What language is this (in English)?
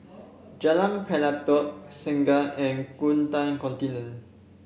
English